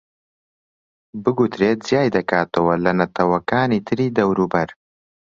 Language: Central Kurdish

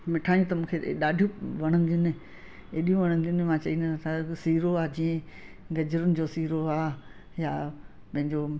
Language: Sindhi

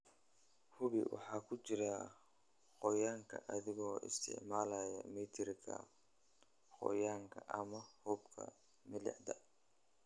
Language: Somali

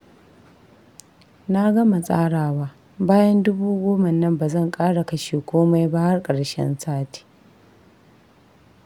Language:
Hausa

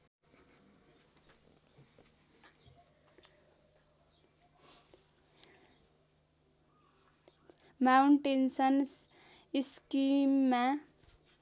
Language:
Nepali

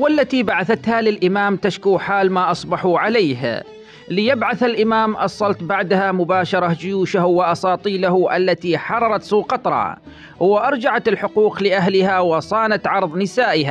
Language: Arabic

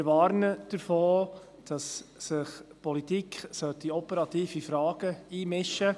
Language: Swiss German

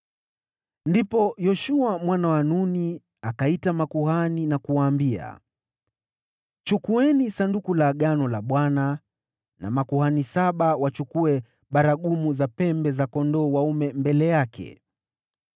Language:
Swahili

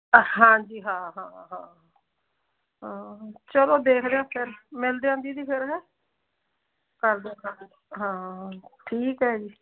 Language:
Punjabi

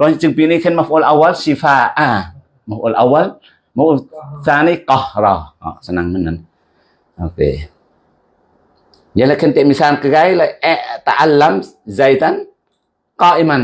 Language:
Indonesian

